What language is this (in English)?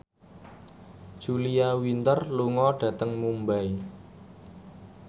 Javanese